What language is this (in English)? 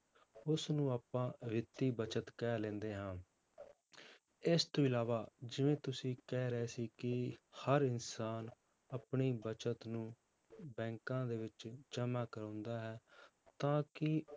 Punjabi